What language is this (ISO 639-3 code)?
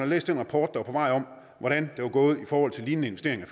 dan